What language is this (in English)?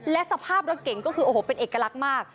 Thai